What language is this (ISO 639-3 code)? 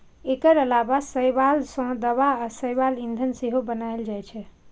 mai